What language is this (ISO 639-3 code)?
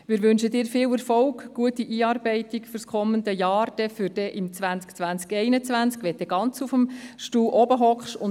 gsw